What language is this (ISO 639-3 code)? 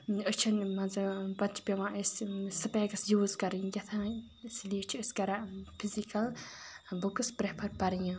kas